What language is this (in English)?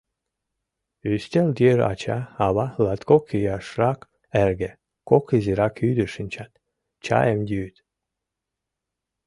Mari